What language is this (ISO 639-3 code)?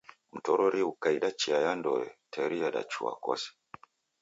dav